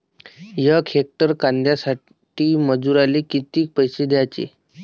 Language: Marathi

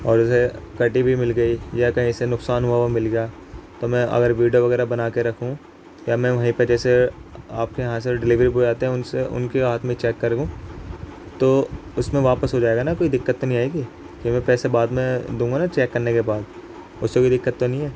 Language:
Urdu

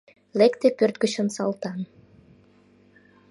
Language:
Mari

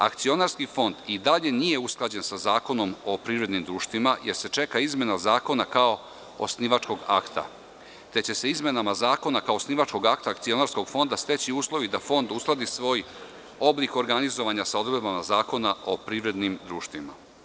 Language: Serbian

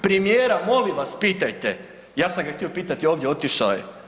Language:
Croatian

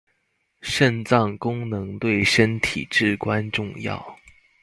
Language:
Chinese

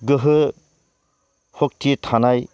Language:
Bodo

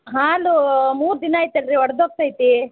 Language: Kannada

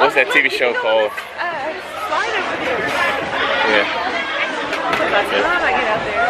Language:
English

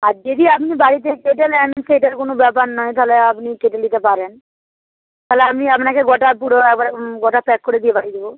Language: Bangla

